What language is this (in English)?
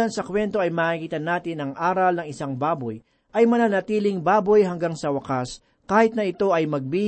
Filipino